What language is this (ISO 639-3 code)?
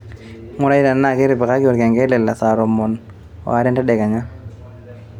mas